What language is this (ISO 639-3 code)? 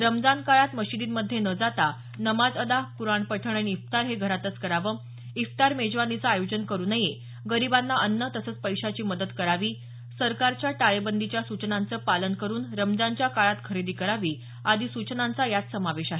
mar